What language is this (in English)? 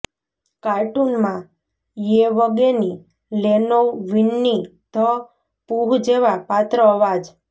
Gujarati